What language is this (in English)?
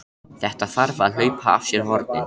Icelandic